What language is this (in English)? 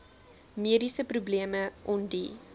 Afrikaans